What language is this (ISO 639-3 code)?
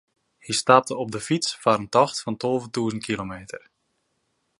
fry